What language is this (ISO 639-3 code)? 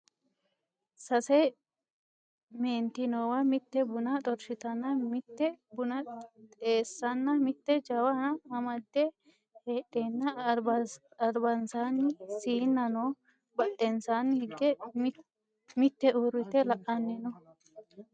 sid